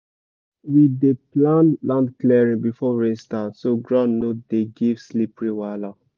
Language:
Nigerian Pidgin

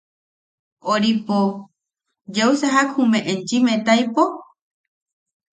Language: Yaqui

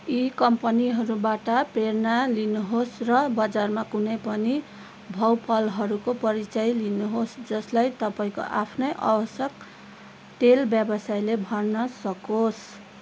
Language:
Nepali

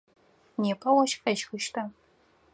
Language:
Adyghe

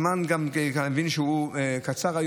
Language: Hebrew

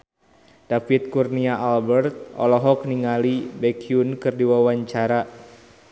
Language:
Sundanese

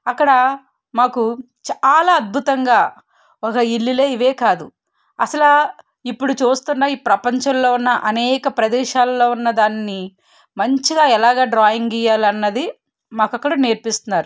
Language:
Telugu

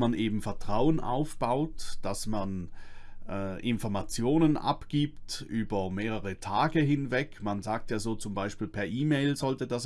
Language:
German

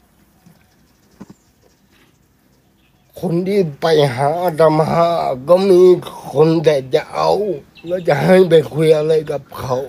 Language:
Thai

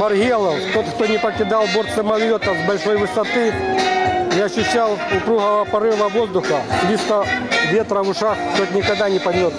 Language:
Russian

